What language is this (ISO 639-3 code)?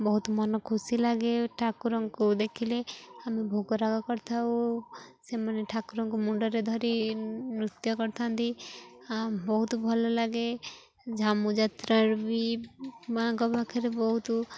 ori